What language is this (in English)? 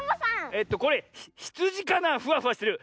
Japanese